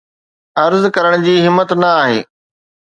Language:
Sindhi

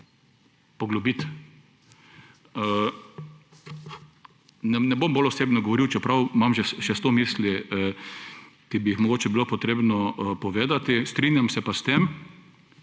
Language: Slovenian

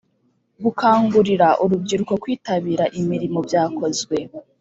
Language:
Kinyarwanda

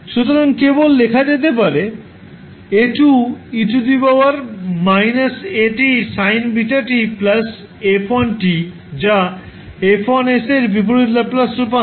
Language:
Bangla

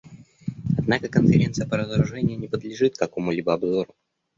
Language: Russian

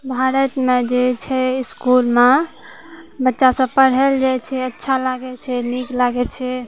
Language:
Maithili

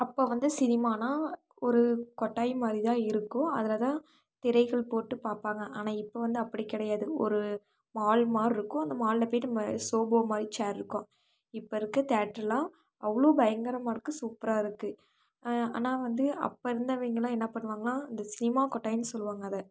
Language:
Tamil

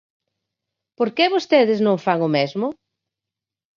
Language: Galician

